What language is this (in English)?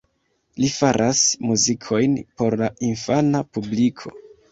Esperanto